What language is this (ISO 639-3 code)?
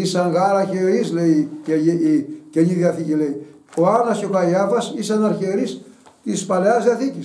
ell